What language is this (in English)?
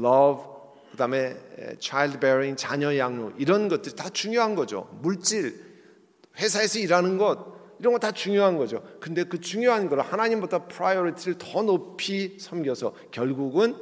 Korean